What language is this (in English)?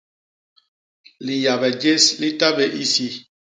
Basaa